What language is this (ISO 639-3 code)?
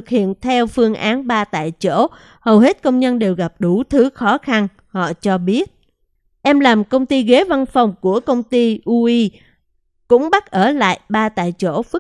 vie